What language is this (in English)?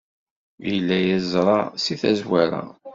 Kabyle